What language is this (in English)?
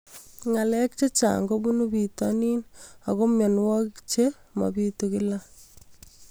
Kalenjin